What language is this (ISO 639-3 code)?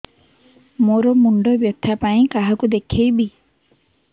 ori